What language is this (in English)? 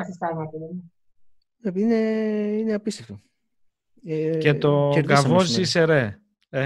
Greek